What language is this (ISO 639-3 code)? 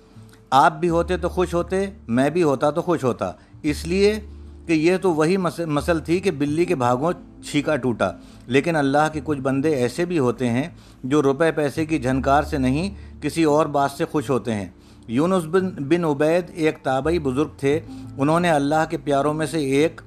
urd